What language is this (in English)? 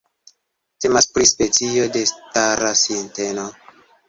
Esperanto